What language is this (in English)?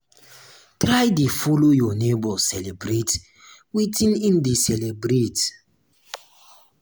Nigerian Pidgin